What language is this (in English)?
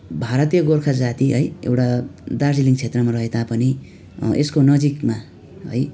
Nepali